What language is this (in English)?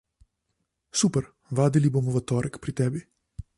Slovenian